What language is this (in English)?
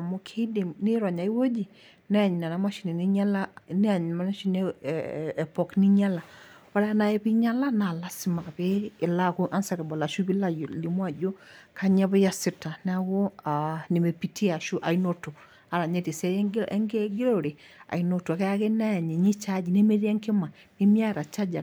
Masai